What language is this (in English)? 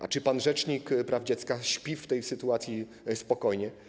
Polish